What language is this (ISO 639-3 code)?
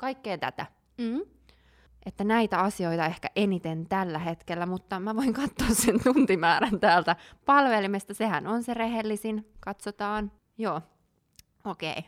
fin